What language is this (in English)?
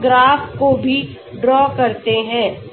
Hindi